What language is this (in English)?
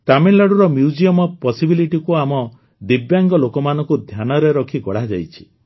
Odia